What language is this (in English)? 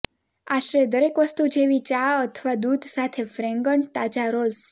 Gujarati